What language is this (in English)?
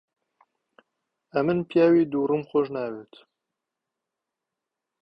Central Kurdish